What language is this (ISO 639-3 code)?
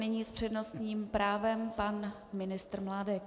ces